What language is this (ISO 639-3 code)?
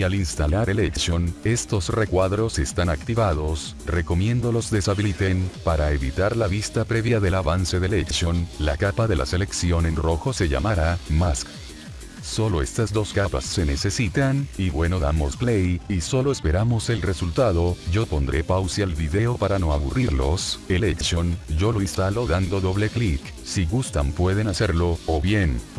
spa